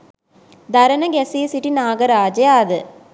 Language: Sinhala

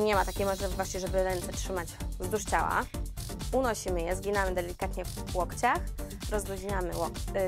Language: Polish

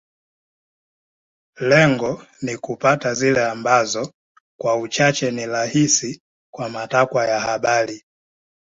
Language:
Swahili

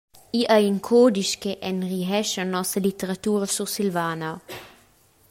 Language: Romansh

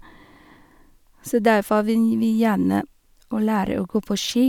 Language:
Norwegian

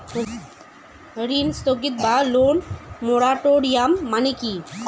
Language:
Bangla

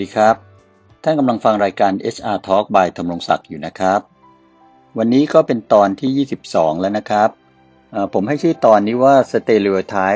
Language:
Thai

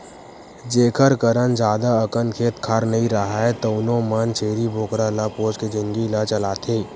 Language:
Chhattisgarhi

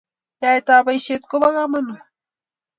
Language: Kalenjin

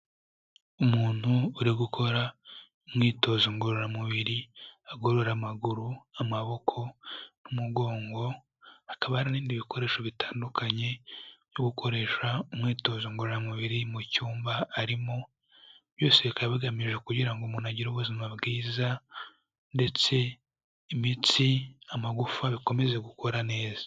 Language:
Kinyarwanda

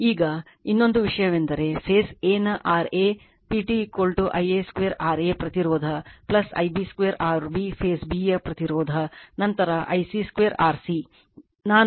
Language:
Kannada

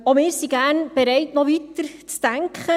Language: Swiss German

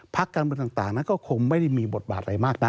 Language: Thai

